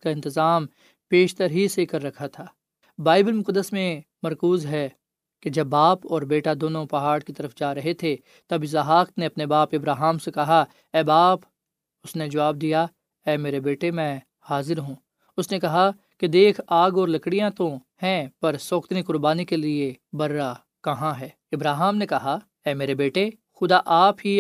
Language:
Urdu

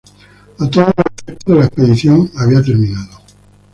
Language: Spanish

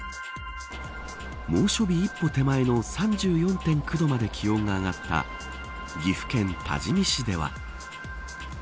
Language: Japanese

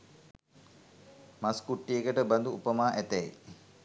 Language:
Sinhala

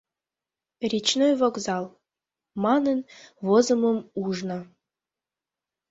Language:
Mari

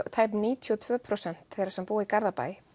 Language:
Icelandic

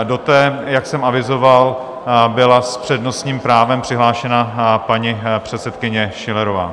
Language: Czech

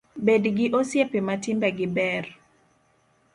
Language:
Luo (Kenya and Tanzania)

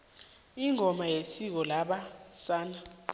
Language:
South Ndebele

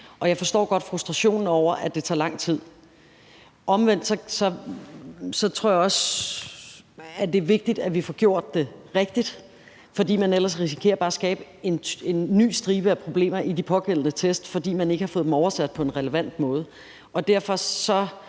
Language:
Danish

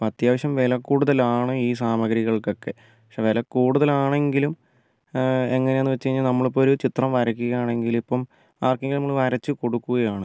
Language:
Malayalam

